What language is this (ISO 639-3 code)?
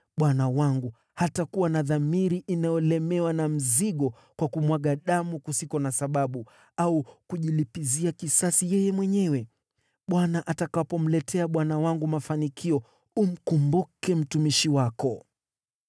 swa